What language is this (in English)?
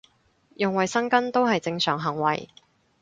Cantonese